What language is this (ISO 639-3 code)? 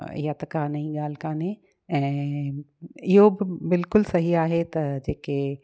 snd